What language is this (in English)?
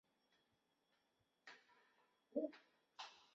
Chinese